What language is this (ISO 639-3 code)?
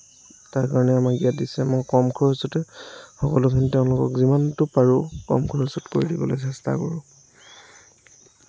asm